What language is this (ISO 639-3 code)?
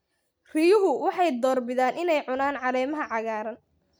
som